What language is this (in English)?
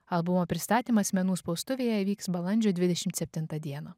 Lithuanian